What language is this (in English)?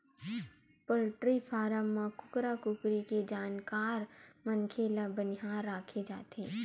Chhattisgarhi